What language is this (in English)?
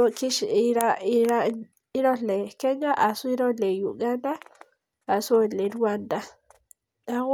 Masai